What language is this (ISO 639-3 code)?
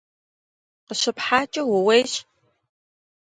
kbd